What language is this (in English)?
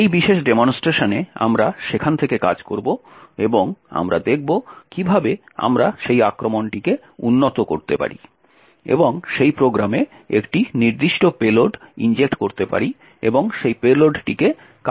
Bangla